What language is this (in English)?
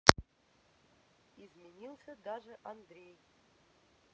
Russian